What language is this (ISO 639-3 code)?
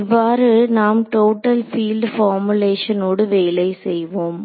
tam